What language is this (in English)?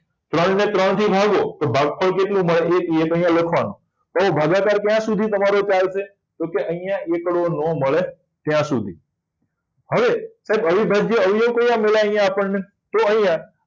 Gujarati